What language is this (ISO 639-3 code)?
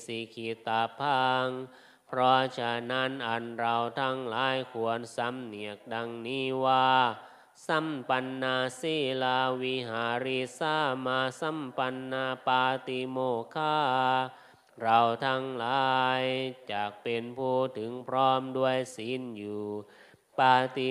tha